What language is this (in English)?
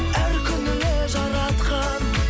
Kazakh